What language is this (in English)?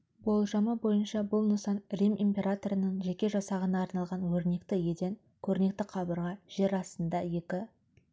Kazakh